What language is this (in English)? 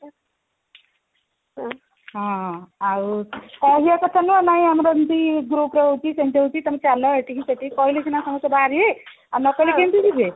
Odia